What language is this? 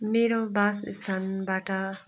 Nepali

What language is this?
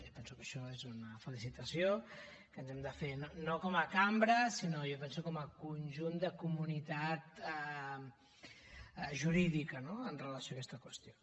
Catalan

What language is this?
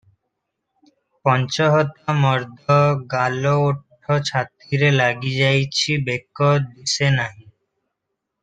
Odia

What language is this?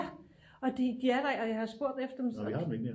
Danish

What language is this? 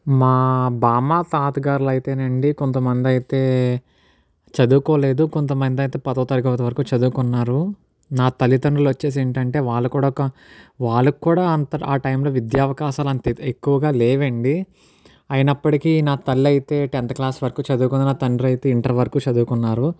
Telugu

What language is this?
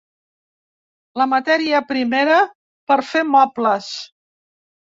Catalan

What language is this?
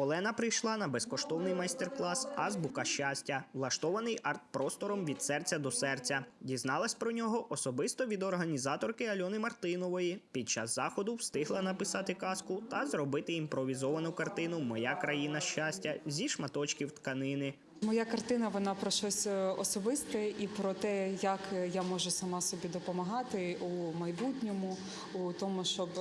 Ukrainian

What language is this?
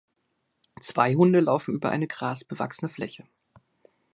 German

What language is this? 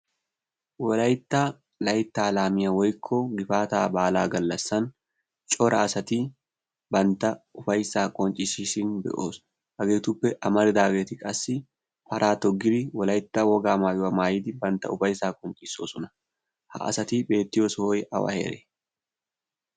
Wolaytta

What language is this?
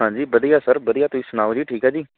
Punjabi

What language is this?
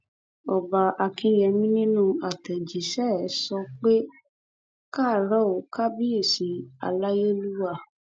Yoruba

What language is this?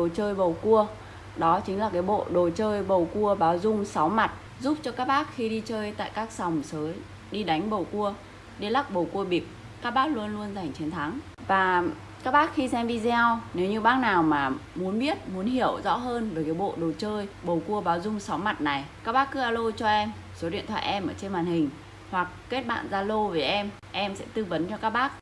Vietnamese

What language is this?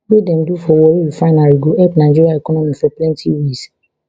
Nigerian Pidgin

